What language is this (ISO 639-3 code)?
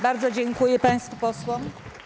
pol